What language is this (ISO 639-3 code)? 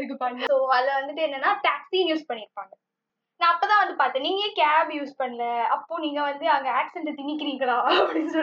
tam